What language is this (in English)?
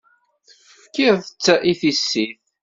Kabyle